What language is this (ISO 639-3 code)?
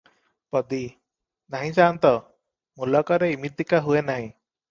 ori